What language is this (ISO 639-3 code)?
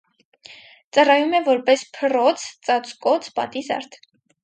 hye